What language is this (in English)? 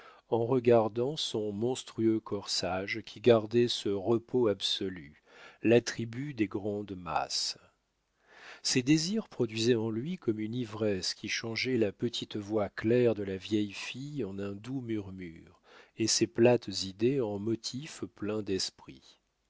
French